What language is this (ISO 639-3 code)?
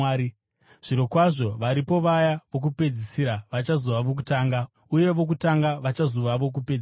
sna